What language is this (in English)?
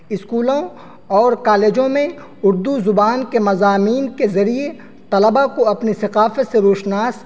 Urdu